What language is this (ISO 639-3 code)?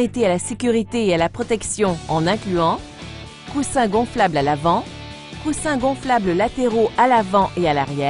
fra